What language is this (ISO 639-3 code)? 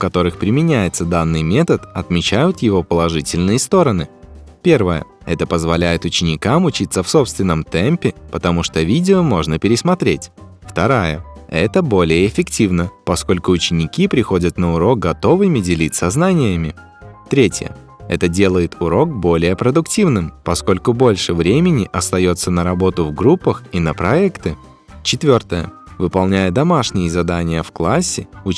rus